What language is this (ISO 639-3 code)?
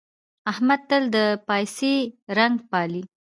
pus